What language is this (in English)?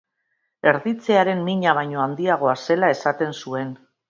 Basque